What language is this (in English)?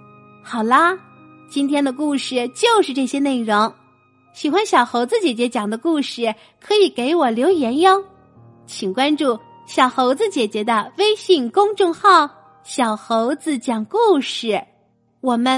Chinese